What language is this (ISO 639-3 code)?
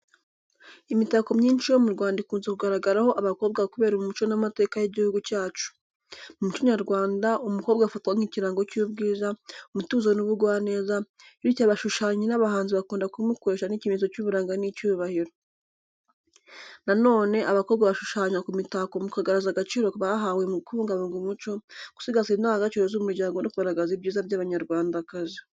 kin